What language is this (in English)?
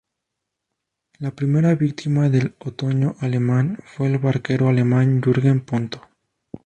Spanish